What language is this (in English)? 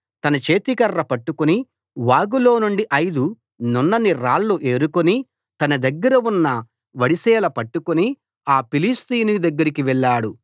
Telugu